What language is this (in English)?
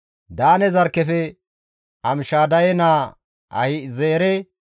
Gamo